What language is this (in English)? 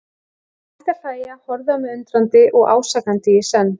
Icelandic